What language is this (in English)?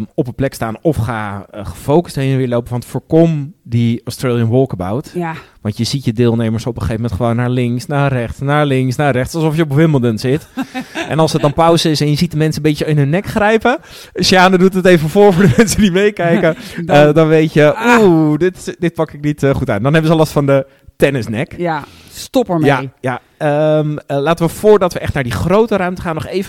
Dutch